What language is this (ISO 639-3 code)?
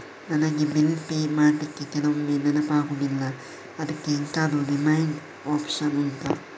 kan